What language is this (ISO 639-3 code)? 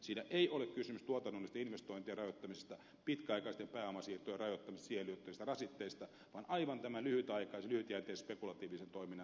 fin